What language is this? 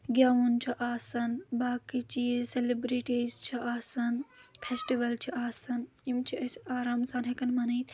Kashmiri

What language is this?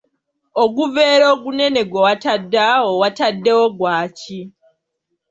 Ganda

